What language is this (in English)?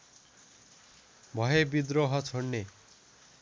Nepali